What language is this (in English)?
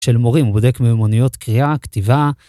Hebrew